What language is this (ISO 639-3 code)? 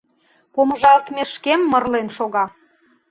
chm